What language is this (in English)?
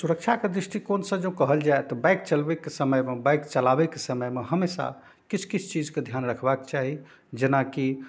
Maithili